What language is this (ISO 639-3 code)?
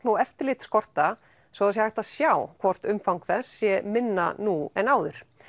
isl